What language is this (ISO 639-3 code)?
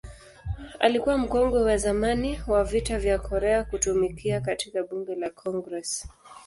swa